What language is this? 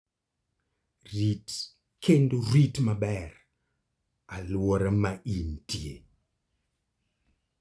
Luo (Kenya and Tanzania)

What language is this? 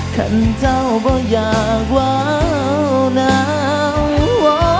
Thai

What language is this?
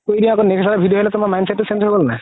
Assamese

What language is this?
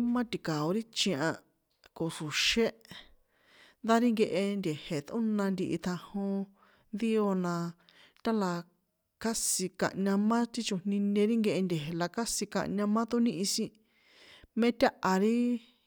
San Juan Atzingo Popoloca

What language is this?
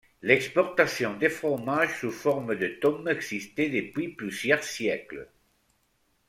French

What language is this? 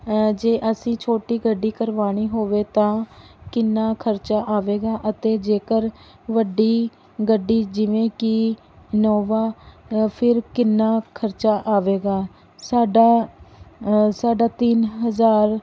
Punjabi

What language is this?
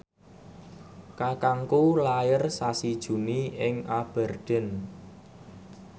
Javanese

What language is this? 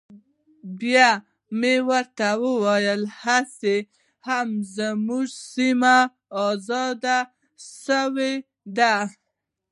Pashto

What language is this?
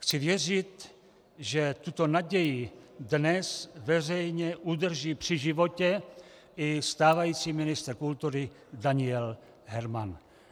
Czech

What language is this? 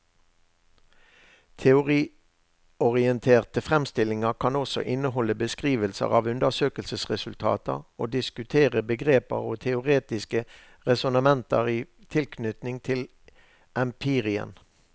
Norwegian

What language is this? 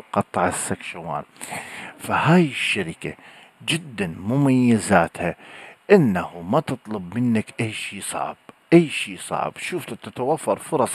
Arabic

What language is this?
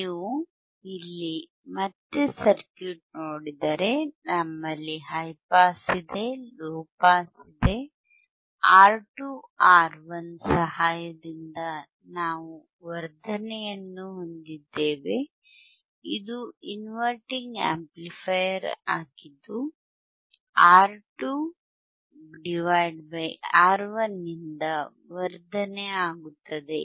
Kannada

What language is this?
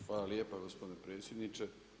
Croatian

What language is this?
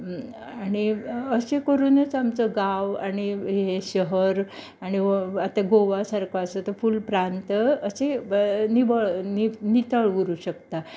Konkani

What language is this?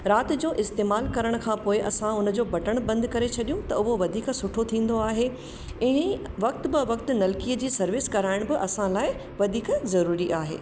Sindhi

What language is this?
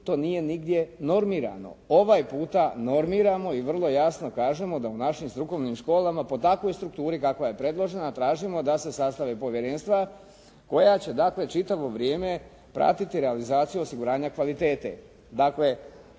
Croatian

